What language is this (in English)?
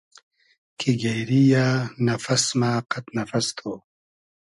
Hazaragi